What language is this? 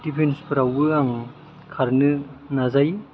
Bodo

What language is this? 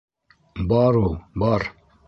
Bashkir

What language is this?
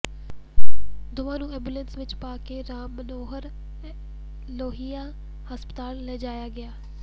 Punjabi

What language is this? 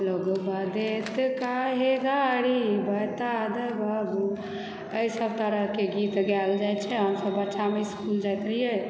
Maithili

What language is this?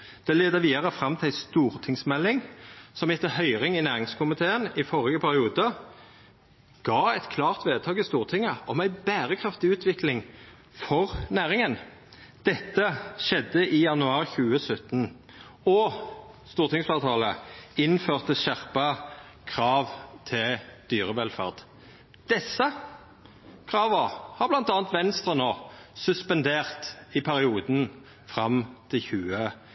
Norwegian Nynorsk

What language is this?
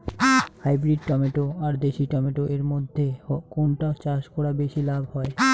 Bangla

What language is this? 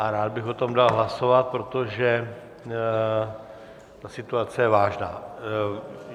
Czech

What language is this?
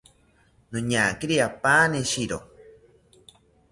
South Ucayali Ashéninka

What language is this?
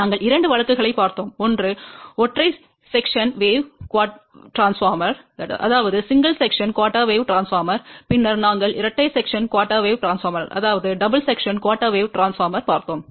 Tamil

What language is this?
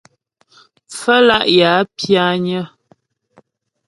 Ghomala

